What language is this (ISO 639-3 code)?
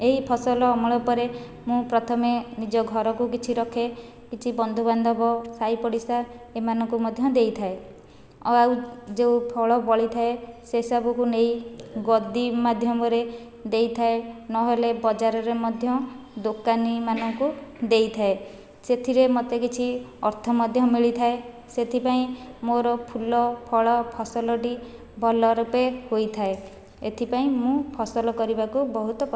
ori